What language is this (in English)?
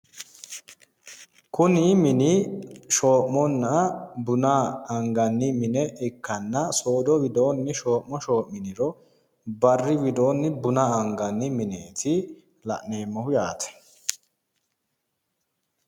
Sidamo